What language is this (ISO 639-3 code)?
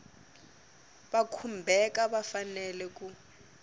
tso